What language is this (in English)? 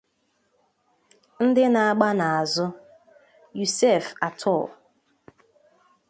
Igbo